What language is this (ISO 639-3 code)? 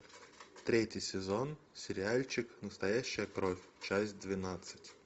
rus